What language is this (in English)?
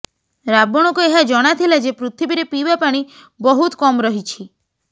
Odia